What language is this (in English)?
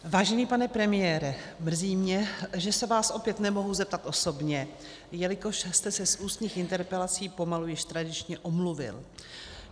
Czech